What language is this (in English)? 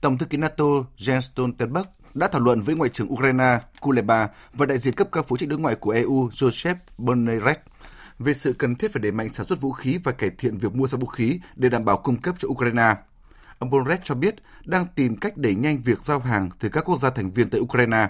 Vietnamese